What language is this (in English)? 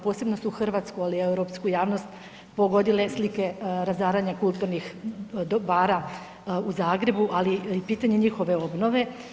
Croatian